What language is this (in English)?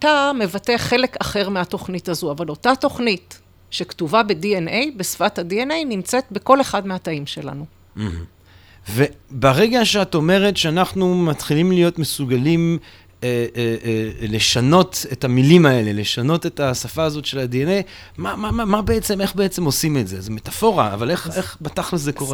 Hebrew